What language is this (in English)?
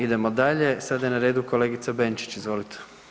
Croatian